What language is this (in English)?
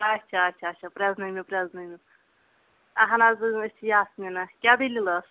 Kashmiri